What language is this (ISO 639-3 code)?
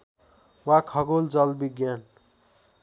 nep